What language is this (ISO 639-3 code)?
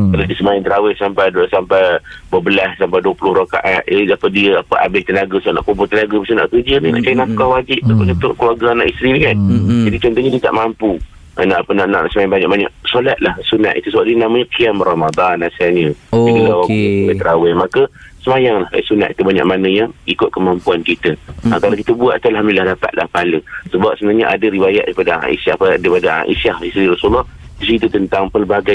msa